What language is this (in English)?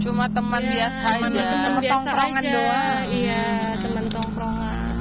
Indonesian